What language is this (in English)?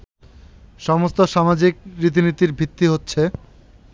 Bangla